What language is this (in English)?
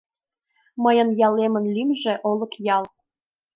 Mari